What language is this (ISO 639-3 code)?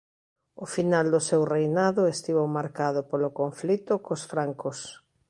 glg